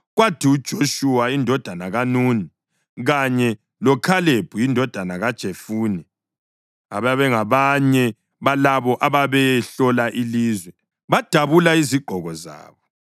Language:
North Ndebele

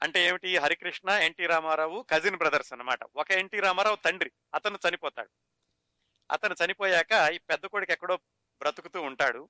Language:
Telugu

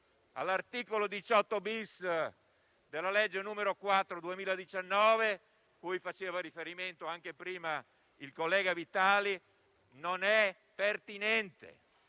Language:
Italian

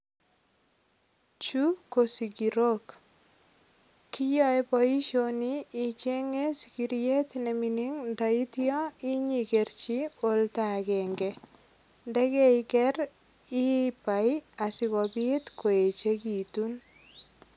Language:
Kalenjin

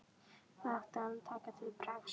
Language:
Icelandic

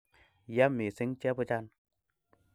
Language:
Kalenjin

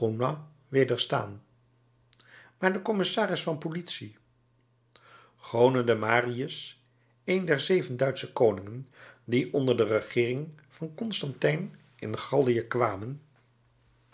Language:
Dutch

